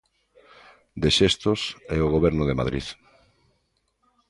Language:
Galician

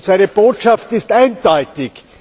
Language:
German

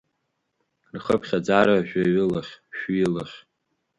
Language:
Abkhazian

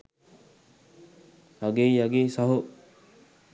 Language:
Sinhala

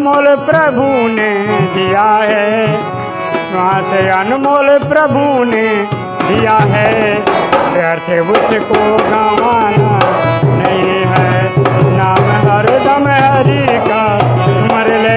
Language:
Hindi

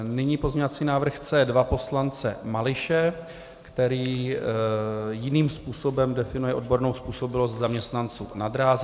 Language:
Czech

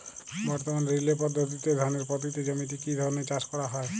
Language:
Bangla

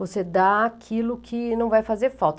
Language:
Portuguese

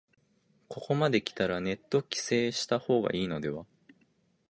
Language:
Japanese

